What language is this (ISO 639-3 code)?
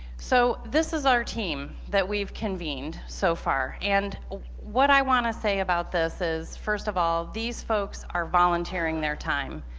eng